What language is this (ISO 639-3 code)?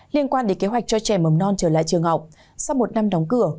vie